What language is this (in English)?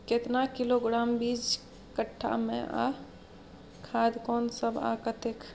Maithili